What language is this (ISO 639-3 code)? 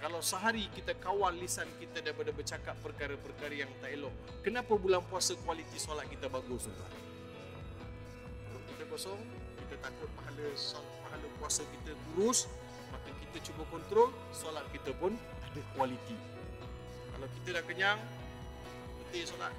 msa